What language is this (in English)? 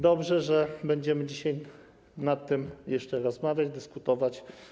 Polish